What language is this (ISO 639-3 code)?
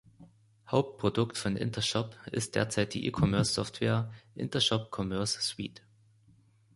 deu